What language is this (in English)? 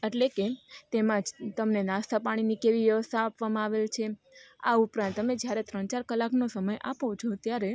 Gujarati